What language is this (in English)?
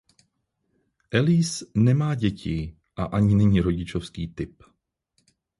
Czech